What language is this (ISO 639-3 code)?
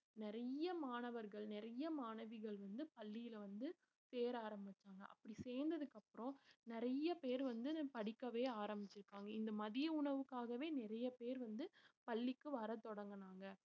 tam